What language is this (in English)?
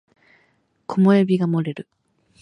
Japanese